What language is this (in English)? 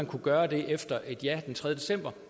Danish